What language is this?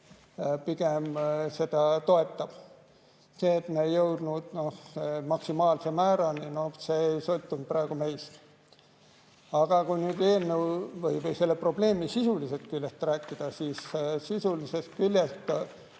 Estonian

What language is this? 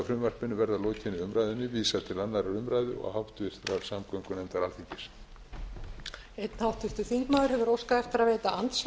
Icelandic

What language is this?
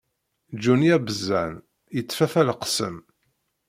Kabyle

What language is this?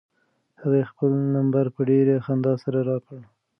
Pashto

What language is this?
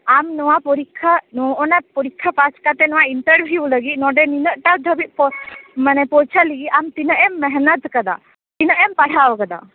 Santali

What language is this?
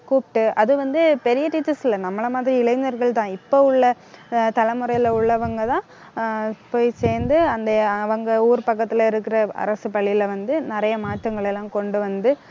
Tamil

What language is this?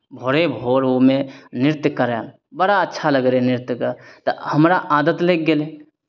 Maithili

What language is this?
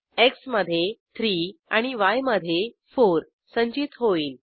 Marathi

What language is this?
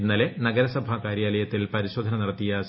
Malayalam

